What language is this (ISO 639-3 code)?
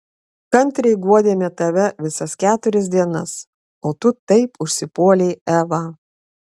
lit